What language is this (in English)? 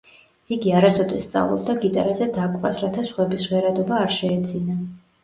Georgian